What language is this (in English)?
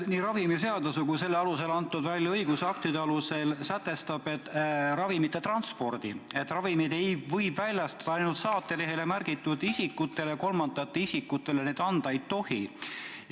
Estonian